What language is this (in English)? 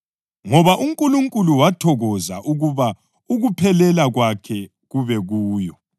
North Ndebele